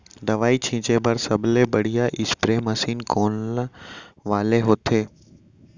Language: Chhattisgarhi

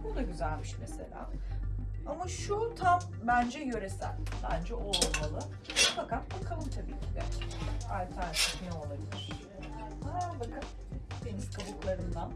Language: Turkish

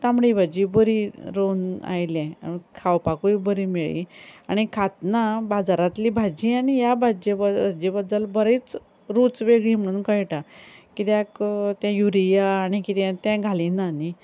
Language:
Konkani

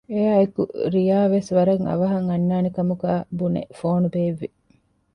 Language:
Divehi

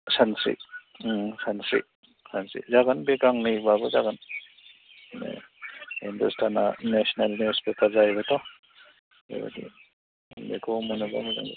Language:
Bodo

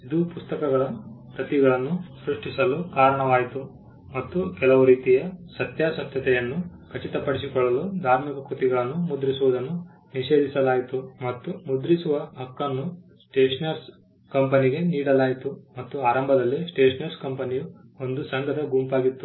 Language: Kannada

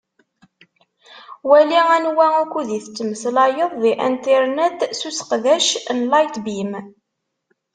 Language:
Kabyle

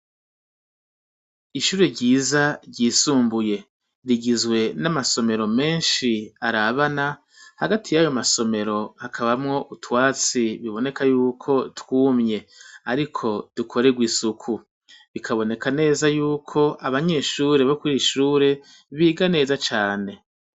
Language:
Rundi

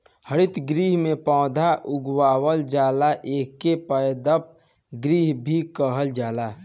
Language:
Bhojpuri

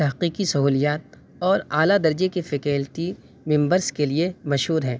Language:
Urdu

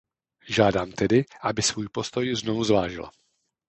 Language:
Czech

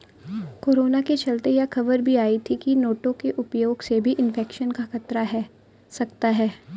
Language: Hindi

